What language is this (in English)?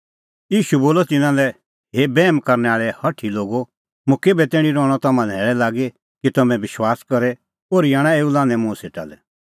Kullu Pahari